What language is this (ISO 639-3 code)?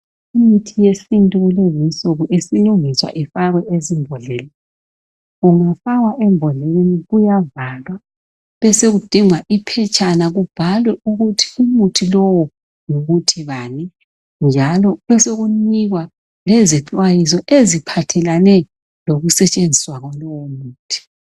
nde